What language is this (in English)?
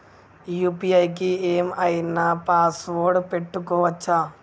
Telugu